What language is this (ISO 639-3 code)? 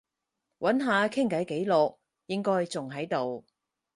yue